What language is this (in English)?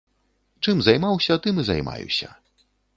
Belarusian